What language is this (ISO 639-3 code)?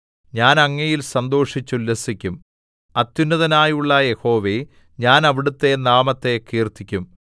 mal